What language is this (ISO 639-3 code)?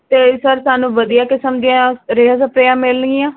pan